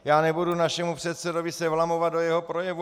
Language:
Czech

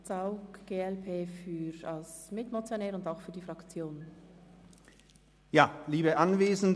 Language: Swiss German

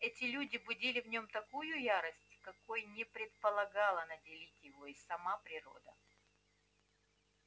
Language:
Russian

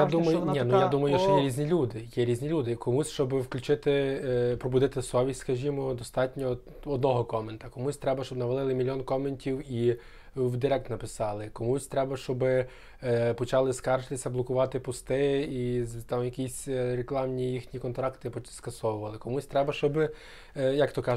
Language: Ukrainian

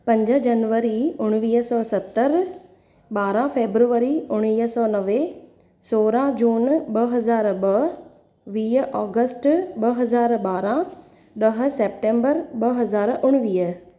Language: Sindhi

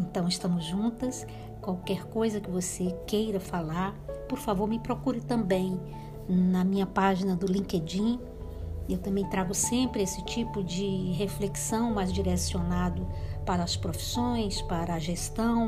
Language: Portuguese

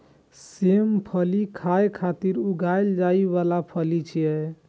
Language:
Maithili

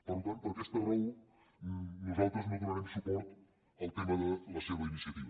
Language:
Catalan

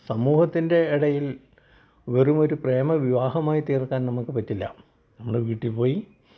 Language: Malayalam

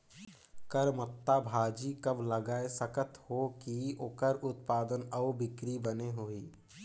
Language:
Chhattisgarhi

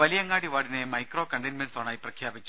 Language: Malayalam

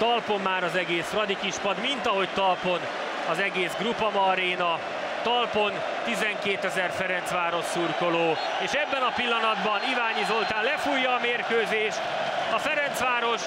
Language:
Hungarian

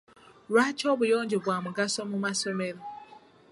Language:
Ganda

